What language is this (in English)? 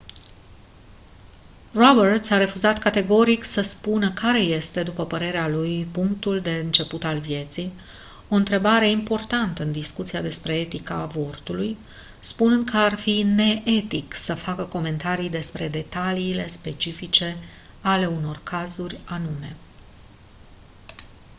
Romanian